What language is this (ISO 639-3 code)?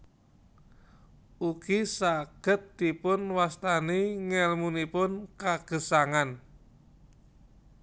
jav